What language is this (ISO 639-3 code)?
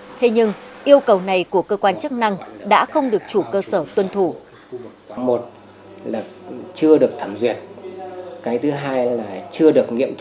vie